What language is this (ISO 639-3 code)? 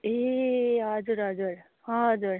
nep